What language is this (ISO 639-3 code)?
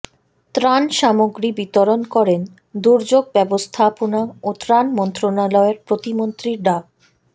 ben